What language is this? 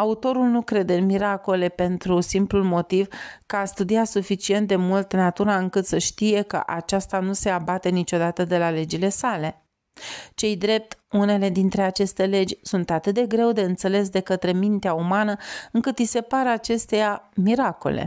Romanian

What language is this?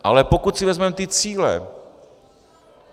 Czech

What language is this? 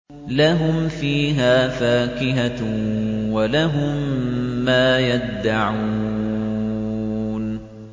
Arabic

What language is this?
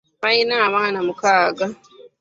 Ganda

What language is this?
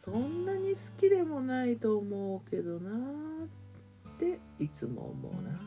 Japanese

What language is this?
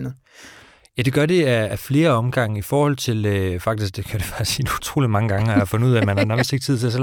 Danish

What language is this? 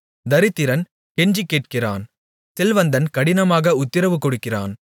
Tamil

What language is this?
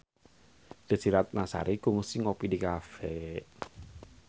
Sundanese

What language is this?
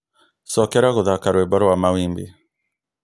Kikuyu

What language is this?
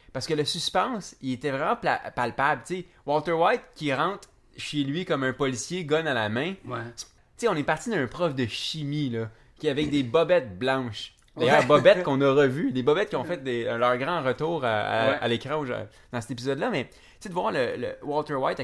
French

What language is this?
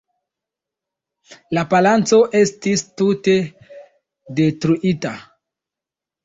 Esperanto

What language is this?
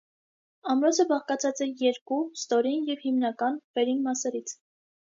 Armenian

